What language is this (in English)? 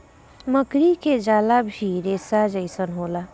Bhojpuri